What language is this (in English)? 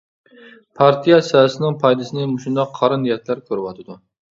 Uyghur